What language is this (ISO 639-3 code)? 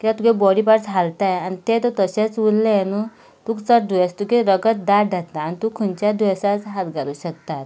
kok